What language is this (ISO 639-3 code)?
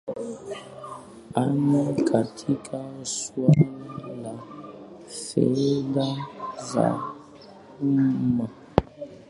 swa